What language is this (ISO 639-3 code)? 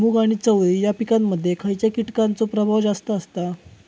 mar